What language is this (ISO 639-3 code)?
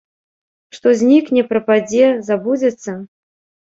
bel